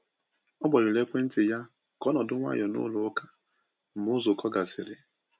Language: Igbo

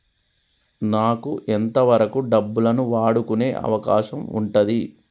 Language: Telugu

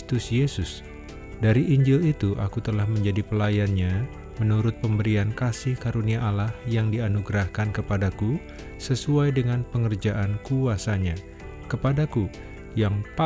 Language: Indonesian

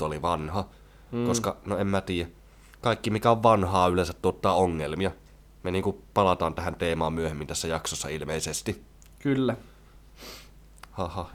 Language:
Finnish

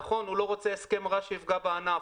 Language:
Hebrew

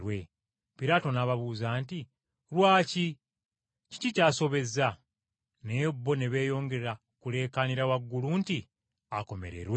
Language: Ganda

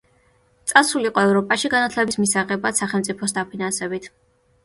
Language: Georgian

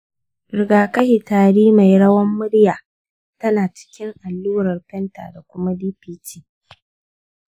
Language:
Hausa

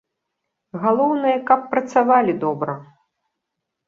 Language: Belarusian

